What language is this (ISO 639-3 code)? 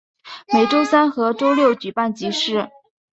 zho